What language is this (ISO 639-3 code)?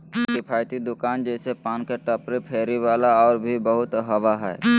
mag